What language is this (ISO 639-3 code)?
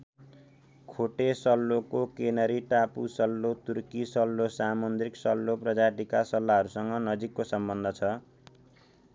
nep